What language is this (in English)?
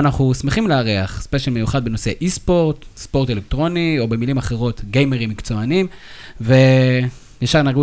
Hebrew